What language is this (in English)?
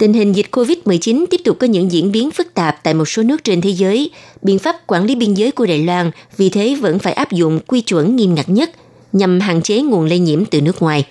Vietnamese